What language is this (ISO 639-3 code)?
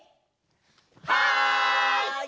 jpn